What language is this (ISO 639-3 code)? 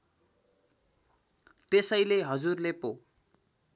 nep